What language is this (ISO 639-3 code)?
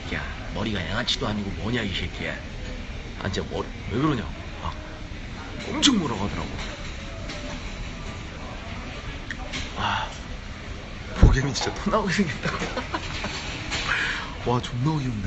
kor